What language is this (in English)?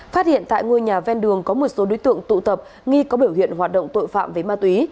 Vietnamese